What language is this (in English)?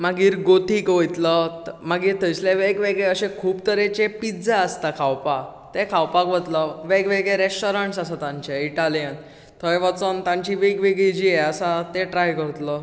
Konkani